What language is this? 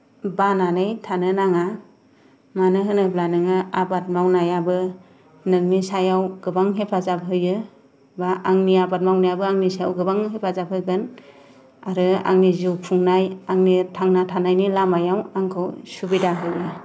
Bodo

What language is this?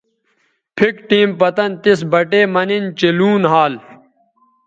Bateri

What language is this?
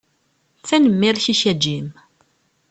Kabyle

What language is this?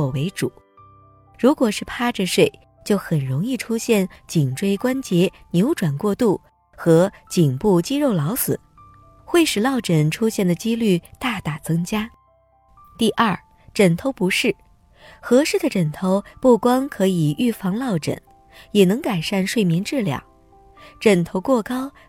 Chinese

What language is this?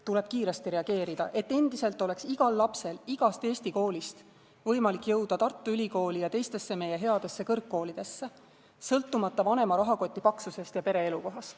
Estonian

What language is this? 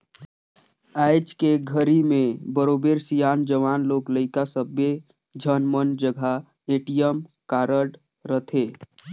Chhattisgarhi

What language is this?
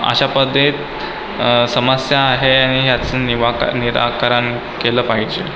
Marathi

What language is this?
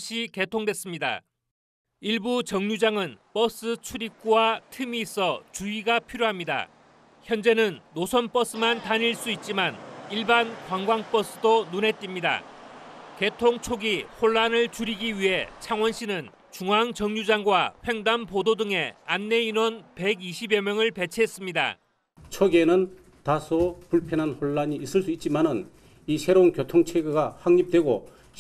Korean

